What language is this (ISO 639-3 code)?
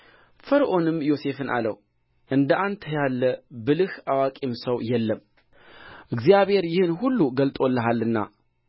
amh